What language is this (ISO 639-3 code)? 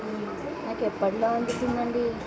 tel